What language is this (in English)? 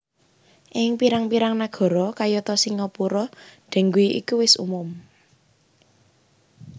Javanese